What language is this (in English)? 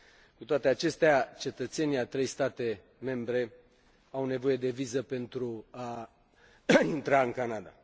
Romanian